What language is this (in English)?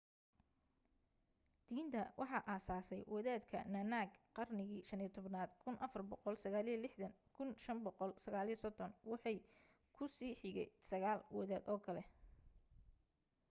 Somali